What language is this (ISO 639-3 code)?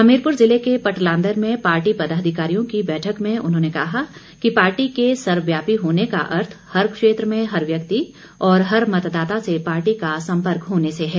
hin